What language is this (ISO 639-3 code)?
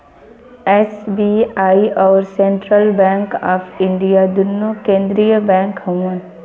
bho